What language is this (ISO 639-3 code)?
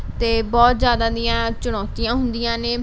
pan